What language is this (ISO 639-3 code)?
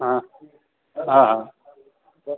snd